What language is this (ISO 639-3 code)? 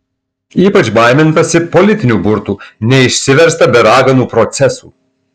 lit